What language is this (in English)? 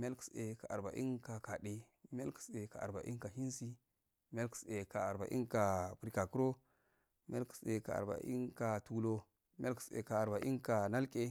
Afade